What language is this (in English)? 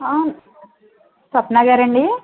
Telugu